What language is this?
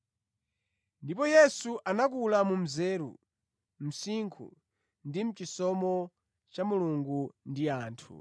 Nyanja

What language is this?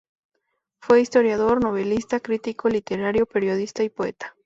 Spanish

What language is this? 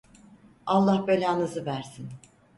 Turkish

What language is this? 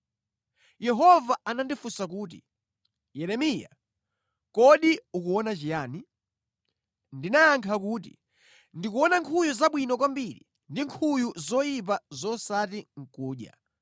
Nyanja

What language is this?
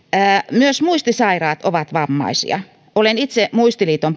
Finnish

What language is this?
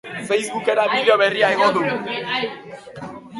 Basque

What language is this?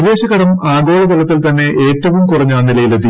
Malayalam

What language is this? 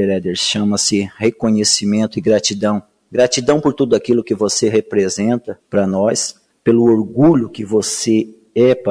Portuguese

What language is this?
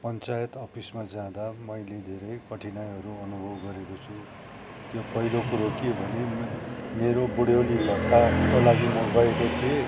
Nepali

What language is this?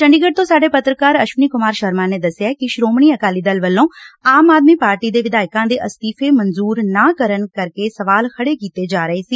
Punjabi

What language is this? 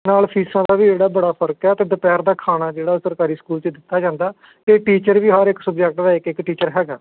Punjabi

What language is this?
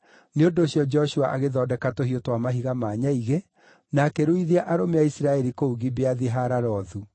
Kikuyu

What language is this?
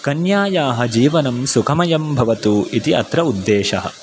Sanskrit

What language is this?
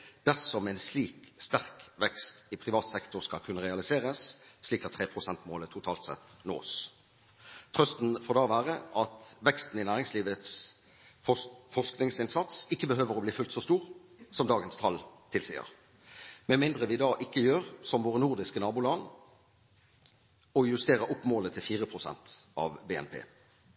Norwegian Bokmål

